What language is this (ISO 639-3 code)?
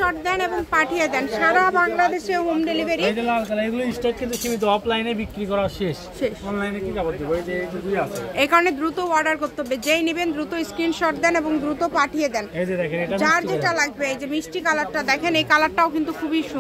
ron